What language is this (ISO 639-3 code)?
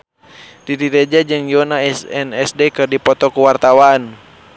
sun